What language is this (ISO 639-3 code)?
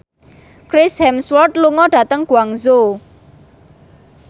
jav